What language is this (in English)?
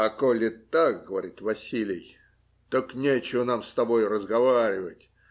Russian